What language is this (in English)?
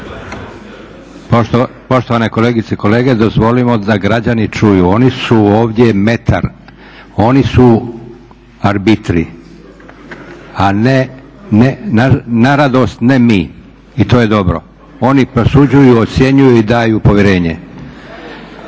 Croatian